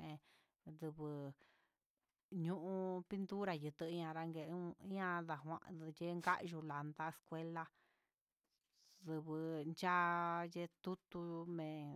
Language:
Huitepec Mixtec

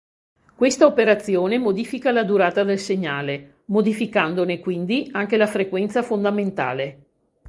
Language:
Italian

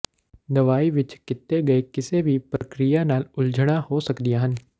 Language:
Punjabi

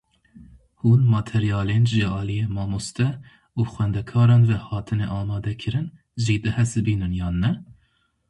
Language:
Kurdish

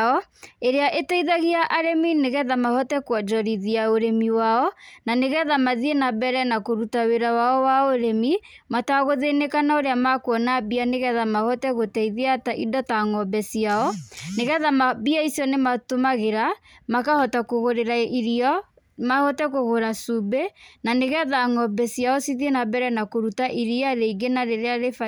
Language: Kikuyu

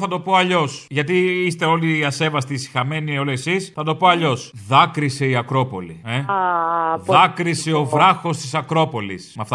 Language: Greek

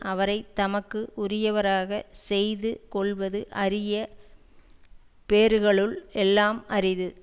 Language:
Tamil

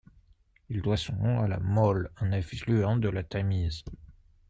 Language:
French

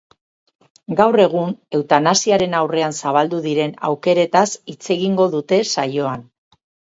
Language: Basque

